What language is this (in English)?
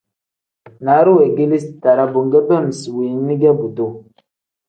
Tem